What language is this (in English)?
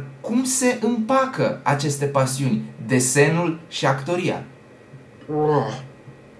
Romanian